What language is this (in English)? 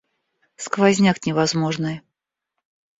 Russian